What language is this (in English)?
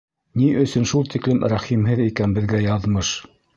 Bashkir